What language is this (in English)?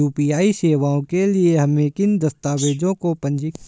Hindi